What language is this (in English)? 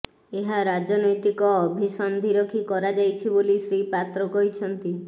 Odia